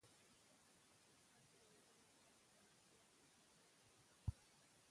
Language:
Pashto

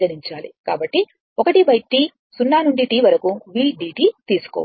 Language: Telugu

